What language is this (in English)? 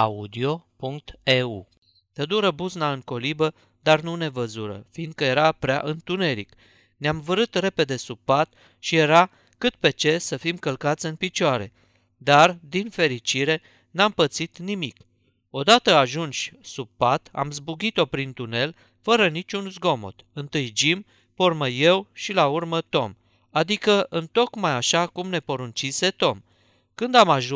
Romanian